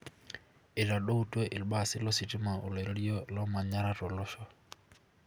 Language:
Masai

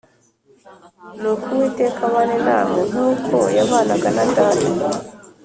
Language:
Kinyarwanda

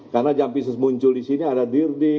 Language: Indonesian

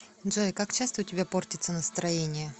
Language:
Russian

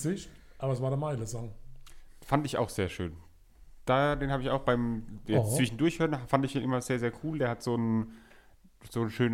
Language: German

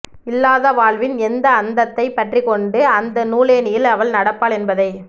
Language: Tamil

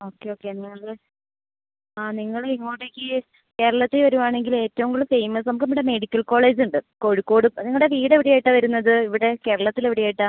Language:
Malayalam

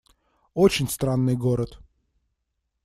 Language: Russian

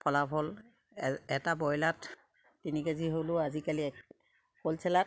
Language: Assamese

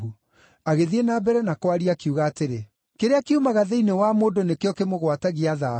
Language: Kikuyu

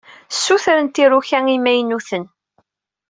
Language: Kabyle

